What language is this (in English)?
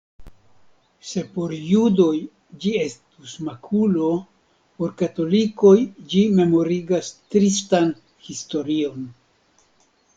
Esperanto